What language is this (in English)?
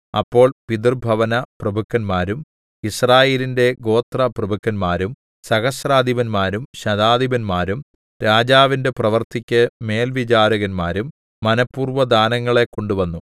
Malayalam